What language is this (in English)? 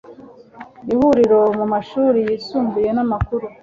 Kinyarwanda